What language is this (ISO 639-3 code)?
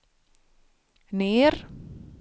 swe